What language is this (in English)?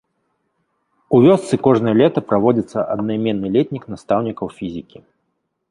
Belarusian